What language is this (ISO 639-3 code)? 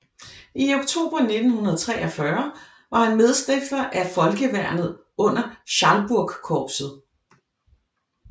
dan